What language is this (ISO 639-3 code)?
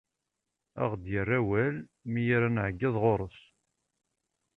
kab